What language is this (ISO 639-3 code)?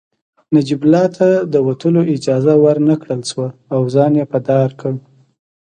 pus